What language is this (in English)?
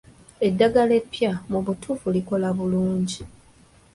Ganda